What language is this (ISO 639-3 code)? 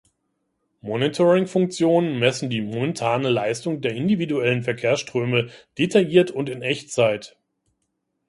deu